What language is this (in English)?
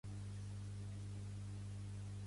Catalan